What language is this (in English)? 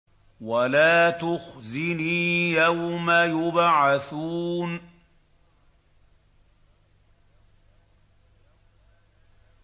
Arabic